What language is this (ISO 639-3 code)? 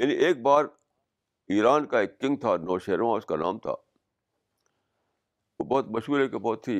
urd